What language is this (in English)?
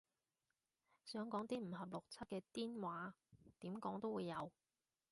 Cantonese